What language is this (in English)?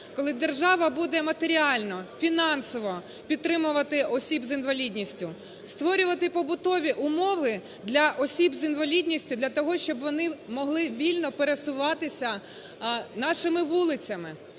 Ukrainian